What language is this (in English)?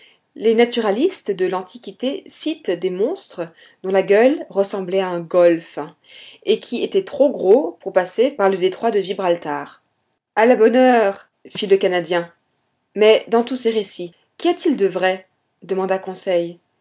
French